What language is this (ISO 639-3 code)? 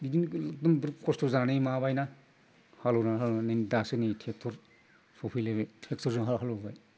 brx